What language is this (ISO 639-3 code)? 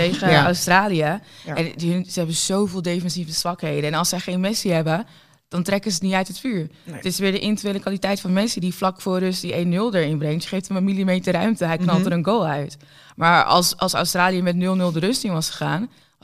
nld